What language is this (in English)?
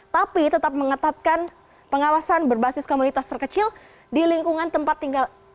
Indonesian